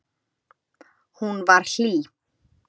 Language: Icelandic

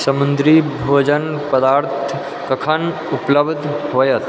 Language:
Maithili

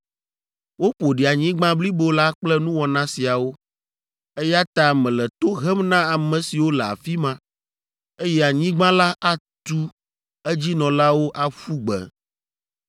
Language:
Ewe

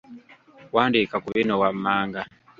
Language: Ganda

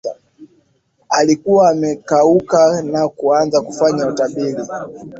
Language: Swahili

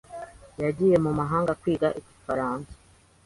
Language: Kinyarwanda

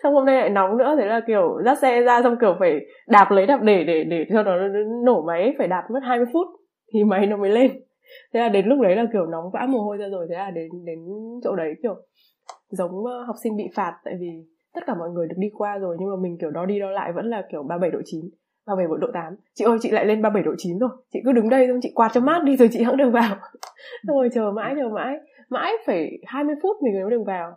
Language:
Vietnamese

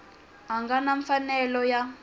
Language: Tsonga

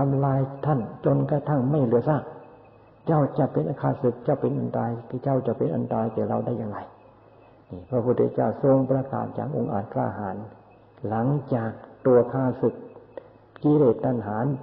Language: Thai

